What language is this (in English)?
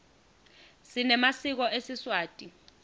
Swati